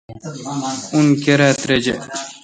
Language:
Kalkoti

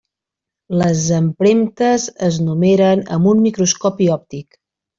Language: Catalan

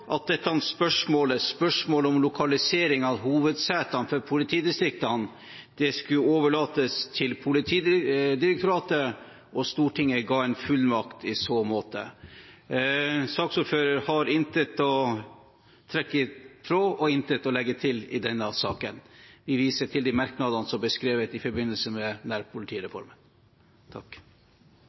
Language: Norwegian Bokmål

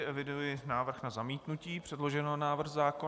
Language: Czech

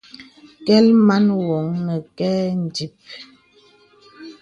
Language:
Bebele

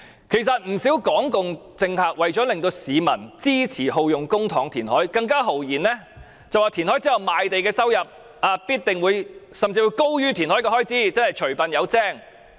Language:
Cantonese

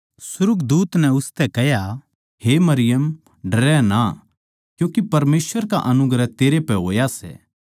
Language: Haryanvi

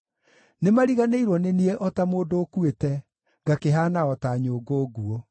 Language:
Kikuyu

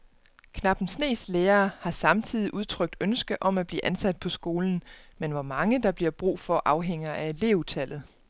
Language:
Danish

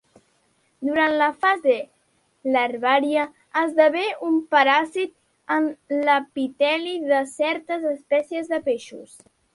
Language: Catalan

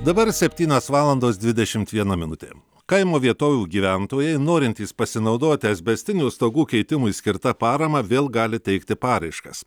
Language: Lithuanian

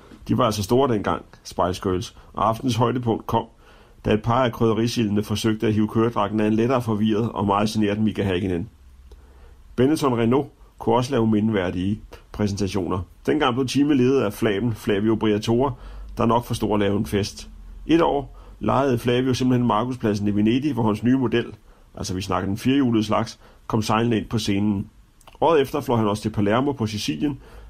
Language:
Danish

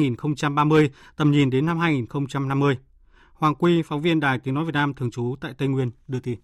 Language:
Vietnamese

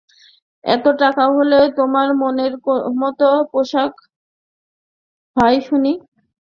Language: Bangla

